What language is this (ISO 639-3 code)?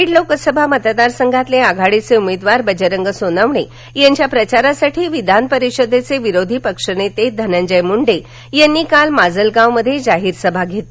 mar